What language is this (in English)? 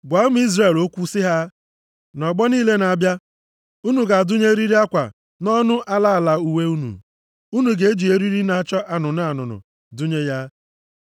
Igbo